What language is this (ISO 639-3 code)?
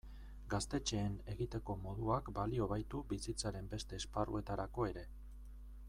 eus